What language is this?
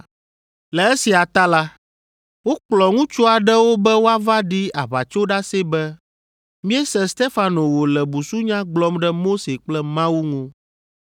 Ewe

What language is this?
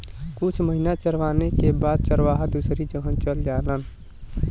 Bhojpuri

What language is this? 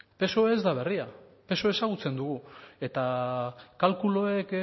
Basque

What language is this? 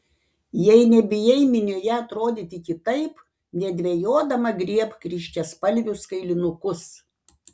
Lithuanian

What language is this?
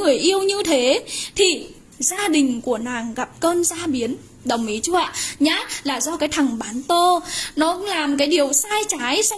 Vietnamese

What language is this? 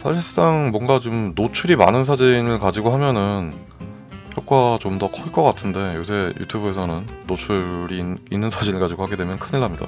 Korean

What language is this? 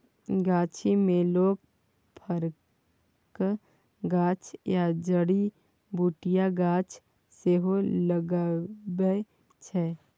Maithili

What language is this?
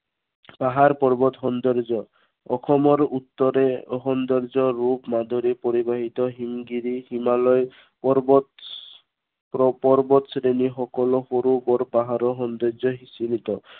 Assamese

